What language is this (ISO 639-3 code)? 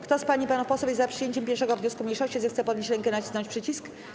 pol